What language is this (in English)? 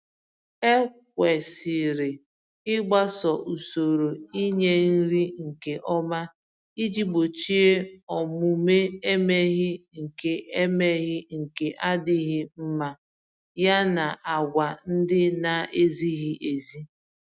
Igbo